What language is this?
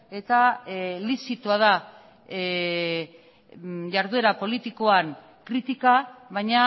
Basque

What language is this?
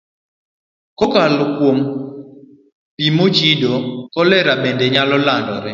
Luo (Kenya and Tanzania)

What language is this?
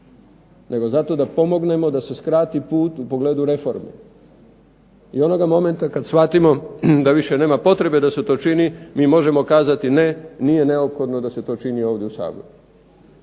Croatian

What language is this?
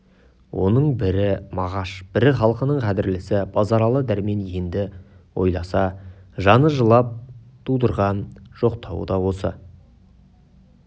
Kazakh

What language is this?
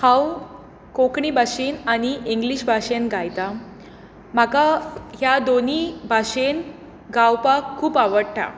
Konkani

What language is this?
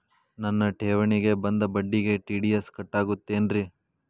Kannada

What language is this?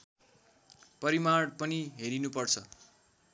Nepali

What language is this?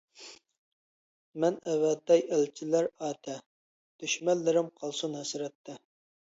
Uyghur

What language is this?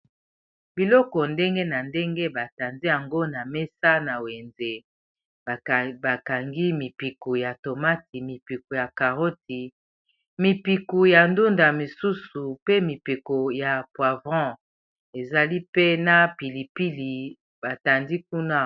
Lingala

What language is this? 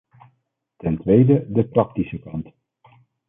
Dutch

